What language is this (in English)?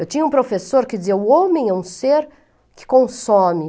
Portuguese